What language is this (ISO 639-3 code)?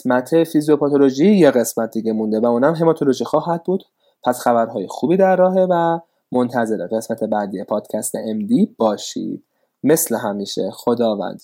fas